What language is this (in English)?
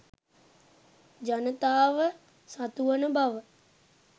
Sinhala